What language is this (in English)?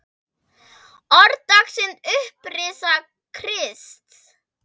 Icelandic